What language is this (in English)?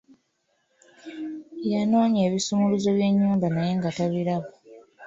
Ganda